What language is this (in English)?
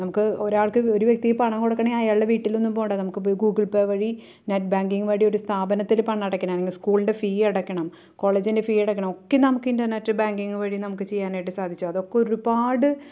Malayalam